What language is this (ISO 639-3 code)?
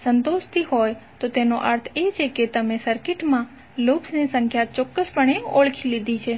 guj